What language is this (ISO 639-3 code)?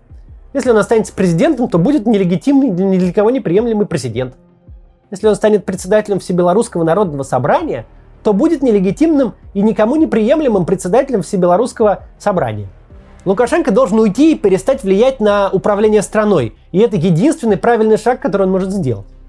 rus